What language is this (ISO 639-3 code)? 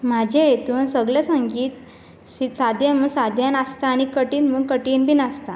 kok